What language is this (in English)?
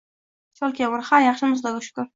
Uzbek